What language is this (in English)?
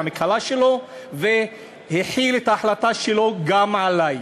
Hebrew